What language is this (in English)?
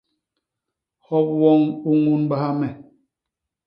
Basaa